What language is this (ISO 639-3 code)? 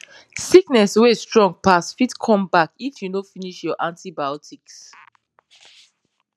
pcm